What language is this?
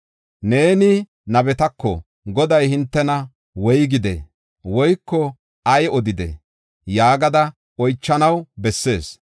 Gofa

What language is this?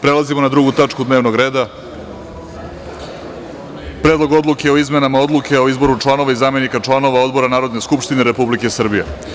Serbian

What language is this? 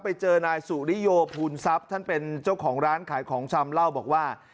Thai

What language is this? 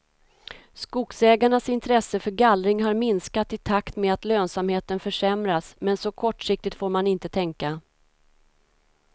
Swedish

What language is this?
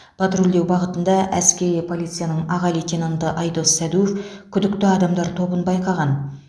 Kazakh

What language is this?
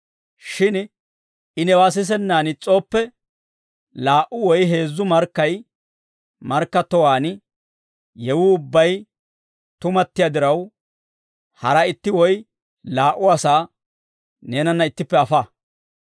Dawro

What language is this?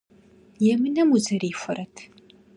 Kabardian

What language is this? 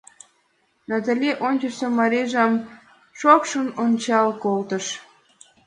Mari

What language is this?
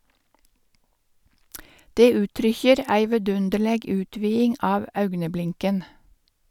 Norwegian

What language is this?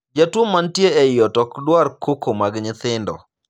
Luo (Kenya and Tanzania)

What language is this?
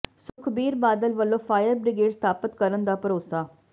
Punjabi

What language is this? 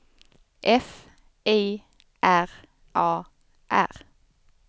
Swedish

